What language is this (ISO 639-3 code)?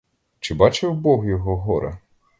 ukr